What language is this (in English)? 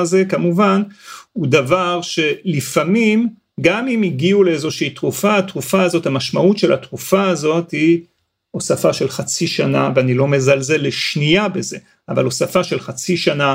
Hebrew